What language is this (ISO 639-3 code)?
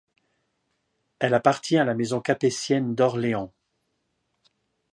fra